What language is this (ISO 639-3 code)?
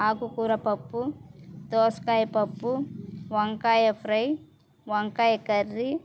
tel